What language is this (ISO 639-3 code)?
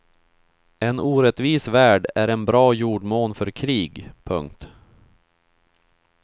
swe